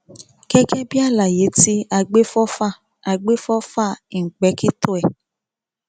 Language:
Yoruba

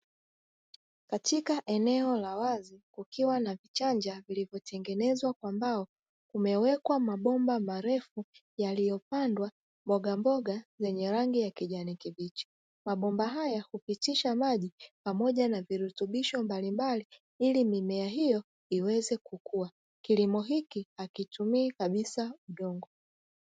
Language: Swahili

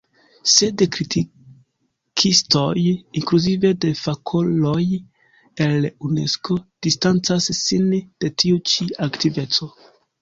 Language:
Esperanto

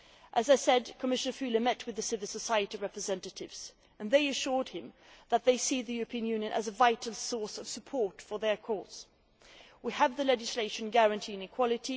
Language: English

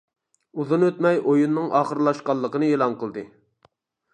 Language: Uyghur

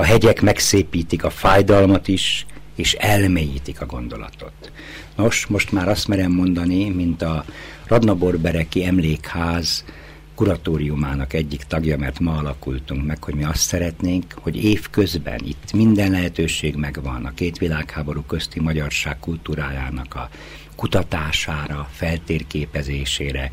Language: Hungarian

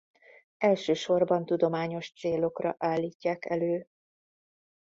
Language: Hungarian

